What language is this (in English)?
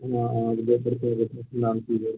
Maithili